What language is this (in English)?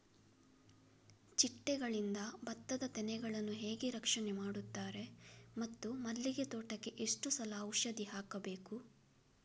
Kannada